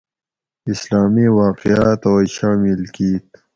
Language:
Gawri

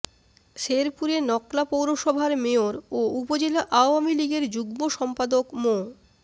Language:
Bangla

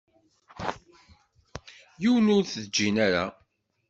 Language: Kabyle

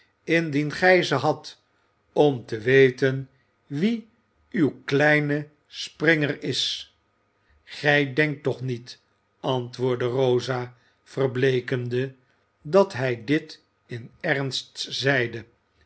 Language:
Dutch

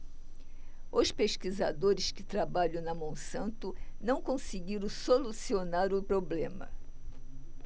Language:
Portuguese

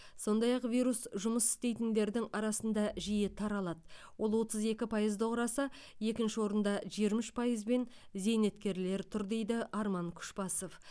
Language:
Kazakh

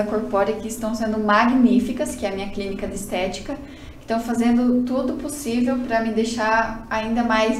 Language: Portuguese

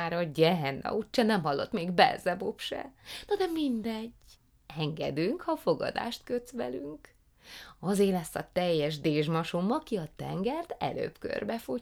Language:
Hungarian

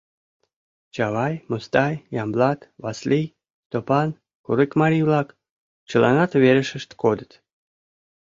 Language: Mari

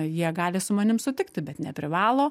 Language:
Lithuanian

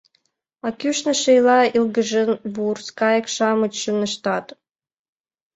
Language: Mari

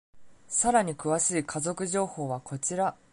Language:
Japanese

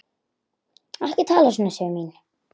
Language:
Icelandic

